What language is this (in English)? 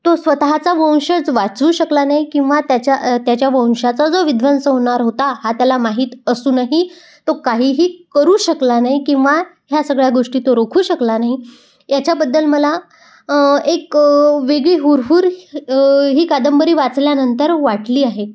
Marathi